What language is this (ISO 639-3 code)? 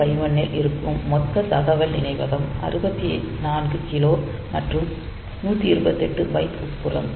tam